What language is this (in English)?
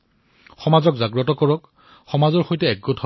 Assamese